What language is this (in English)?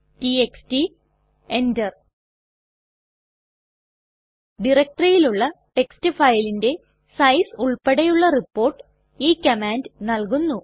Malayalam